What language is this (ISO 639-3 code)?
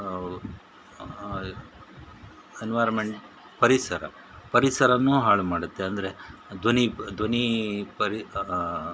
kan